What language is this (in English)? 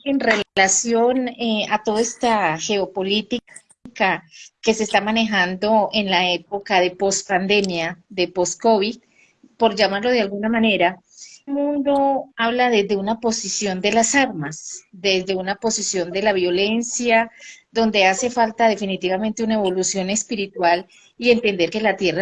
Spanish